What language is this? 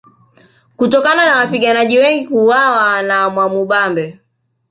Swahili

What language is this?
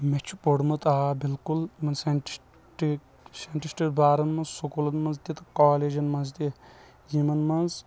Kashmiri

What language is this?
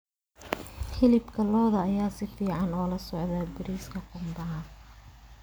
Somali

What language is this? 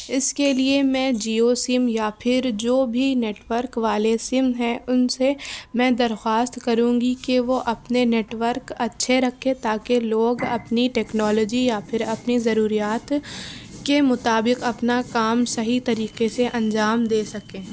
Urdu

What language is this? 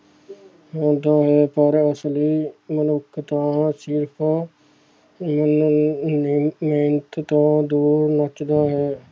Punjabi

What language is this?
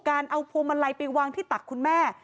Thai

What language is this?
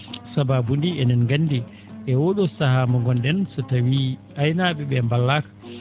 Fula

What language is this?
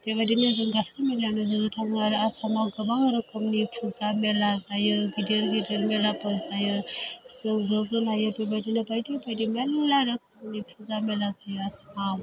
Bodo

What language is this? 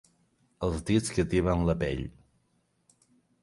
Catalan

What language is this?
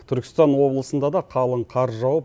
Kazakh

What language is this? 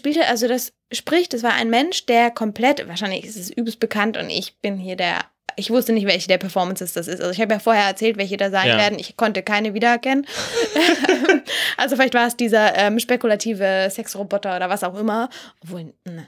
German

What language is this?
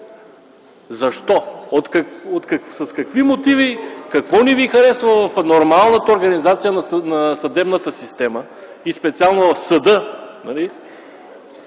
Bulgarian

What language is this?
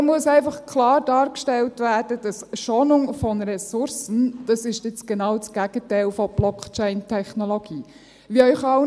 Swiss German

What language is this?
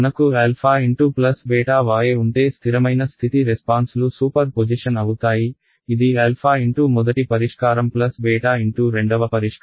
Telugu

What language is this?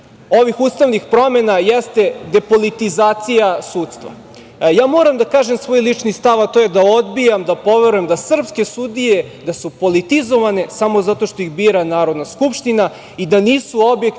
Serbian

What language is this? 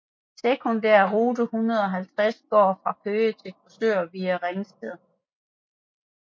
Danish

